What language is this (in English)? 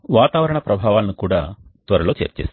Telugu